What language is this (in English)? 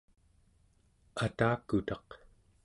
Central Yupik